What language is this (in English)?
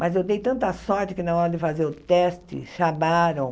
Portuguese